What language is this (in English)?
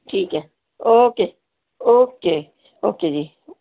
Urdu